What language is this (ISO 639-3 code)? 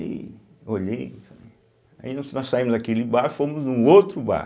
por